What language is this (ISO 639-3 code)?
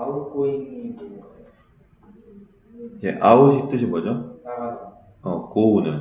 kor